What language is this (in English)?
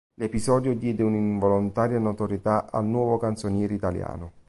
Italian